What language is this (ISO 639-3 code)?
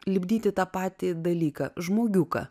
lit